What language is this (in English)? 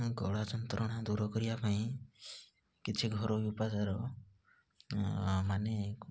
Odia